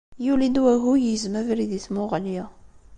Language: Kabyle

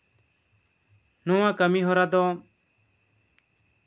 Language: Santali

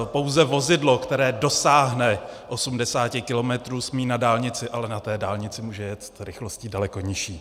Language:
Czech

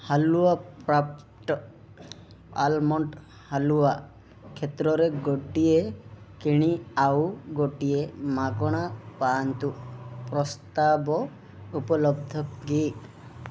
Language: Odia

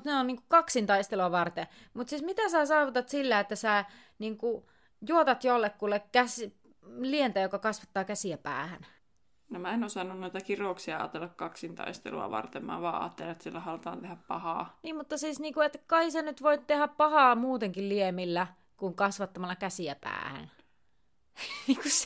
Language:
Finnish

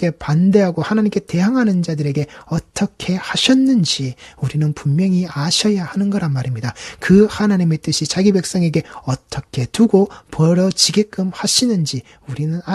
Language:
Korean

